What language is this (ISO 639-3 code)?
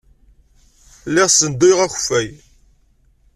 kab